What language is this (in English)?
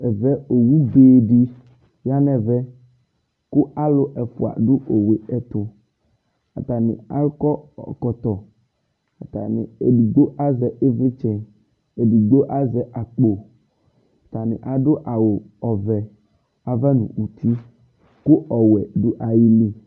Ikposo